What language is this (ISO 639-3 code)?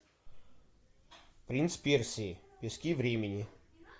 rus